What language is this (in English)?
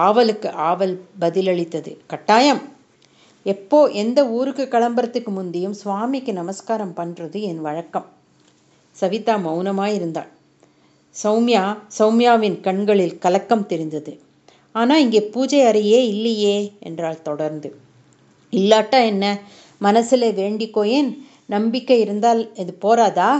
Tamil